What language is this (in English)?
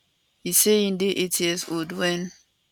Nigerian Pidgin